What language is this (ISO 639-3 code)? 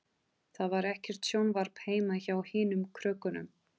isl